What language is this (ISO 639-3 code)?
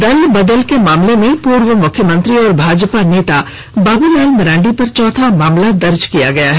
hin